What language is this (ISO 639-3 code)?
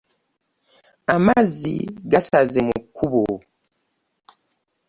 lug